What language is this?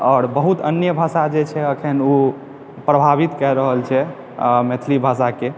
Maithili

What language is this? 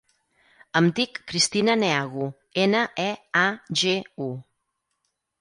Catalan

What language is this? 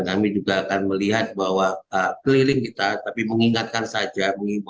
Indonesian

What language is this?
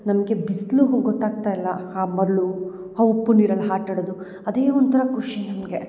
Kannada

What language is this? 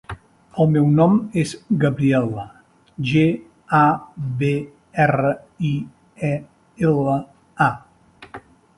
Catalan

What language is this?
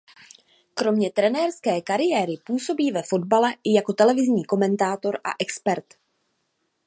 Czech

